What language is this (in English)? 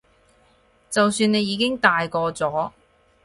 Cantonese